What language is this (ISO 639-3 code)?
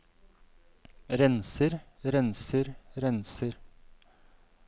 nor